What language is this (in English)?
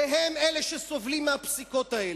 Hebrew